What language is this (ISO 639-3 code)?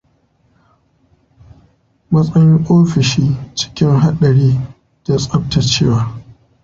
hau